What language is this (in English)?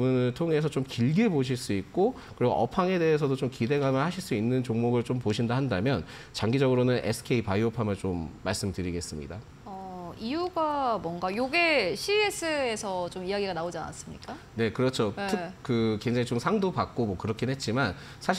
Korean